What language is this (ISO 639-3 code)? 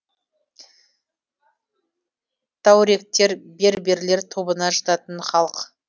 kaz